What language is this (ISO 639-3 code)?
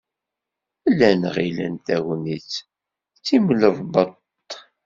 kab